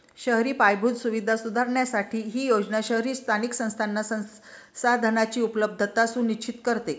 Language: Marathi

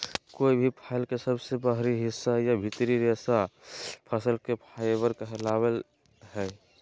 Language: Magahi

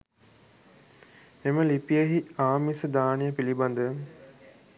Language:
Sinhala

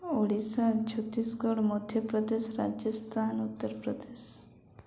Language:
Odia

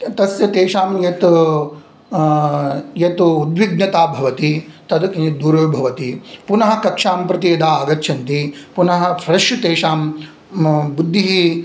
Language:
Sanskrit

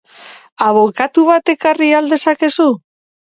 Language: Basque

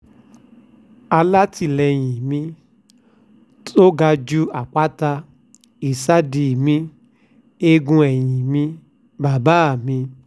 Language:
Yoruba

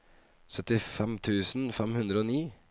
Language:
Norwegian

